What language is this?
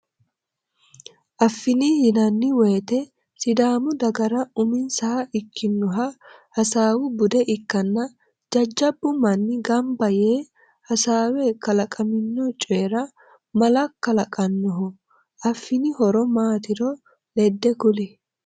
Sidamo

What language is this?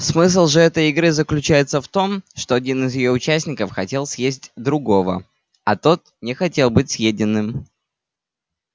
Russian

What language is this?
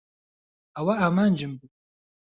Central Kurdish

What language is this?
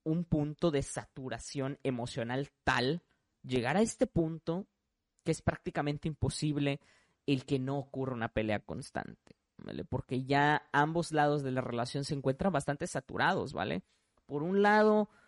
Spanish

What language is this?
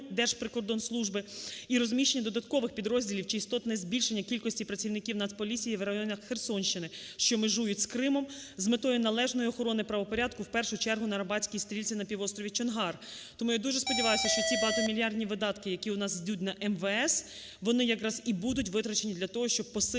Ukrainian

